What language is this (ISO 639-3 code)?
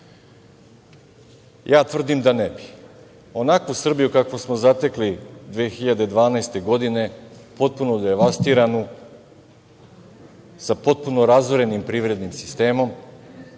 srp